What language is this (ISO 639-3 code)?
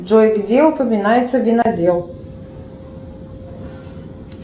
rus